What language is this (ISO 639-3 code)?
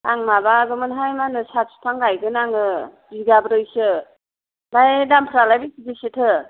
brx